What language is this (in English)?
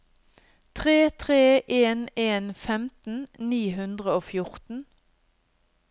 Norwegian